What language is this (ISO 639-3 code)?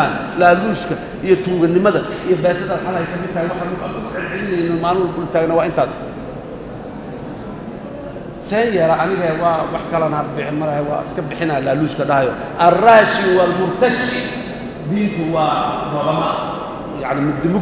ara